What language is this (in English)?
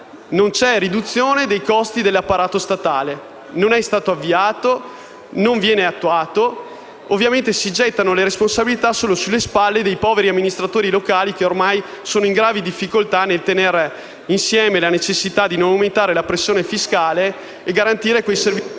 Italian